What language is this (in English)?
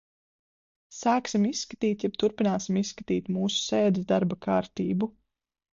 Latvian